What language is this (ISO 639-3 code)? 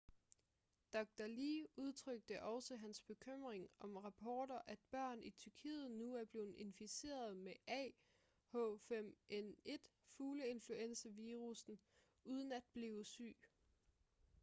dan